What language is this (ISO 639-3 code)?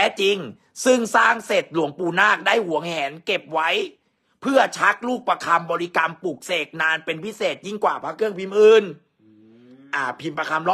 tha